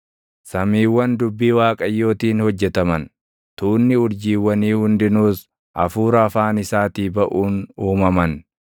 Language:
Oromo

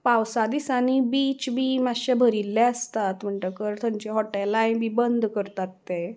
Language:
Konkani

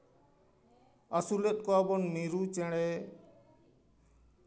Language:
Santali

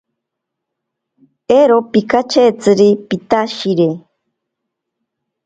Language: Ashéninka Perené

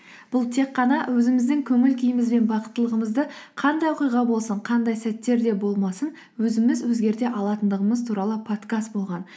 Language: Kazakh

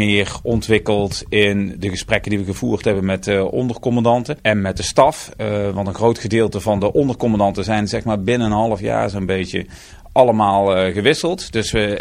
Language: Dutch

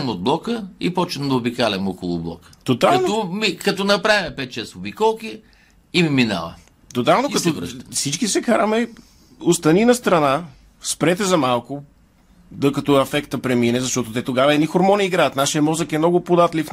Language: Bulgarian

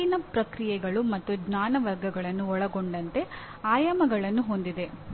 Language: Kannada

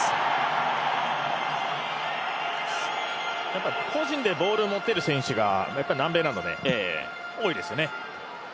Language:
Japanese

